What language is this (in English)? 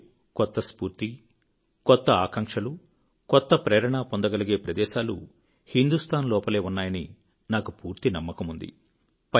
Telugu